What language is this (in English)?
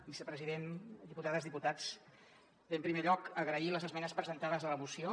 Catalan